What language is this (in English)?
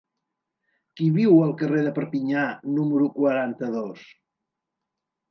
Catalan